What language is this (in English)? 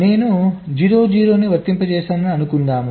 Telugu